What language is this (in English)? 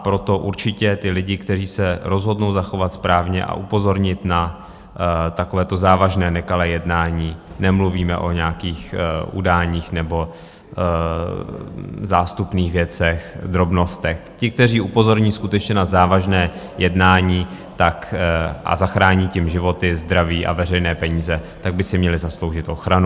Czech